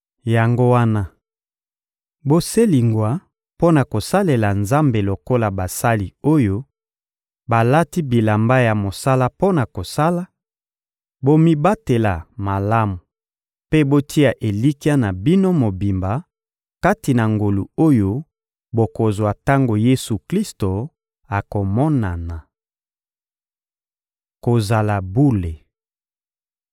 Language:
Lingala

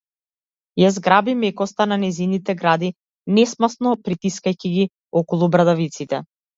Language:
Macedonian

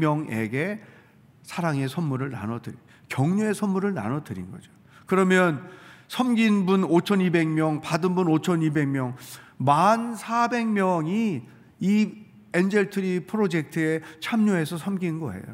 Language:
Korean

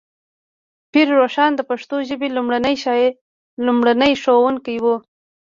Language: Pashto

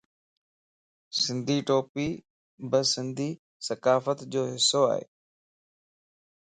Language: Lasi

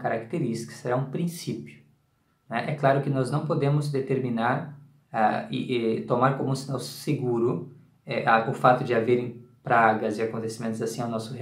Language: Portuguese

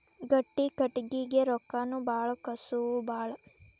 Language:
Kannada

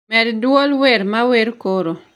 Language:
Luo (Kenya and Tanzania)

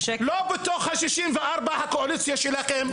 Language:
Hebrew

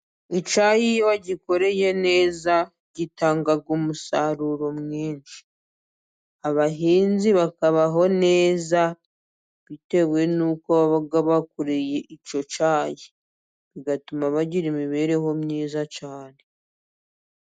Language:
Kinyarwanda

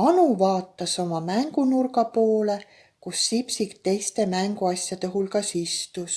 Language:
Estonian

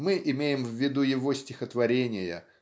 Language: Russian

